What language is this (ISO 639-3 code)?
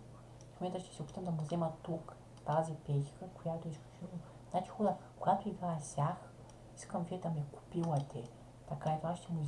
bul